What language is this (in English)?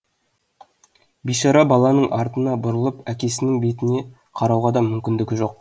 Kazakh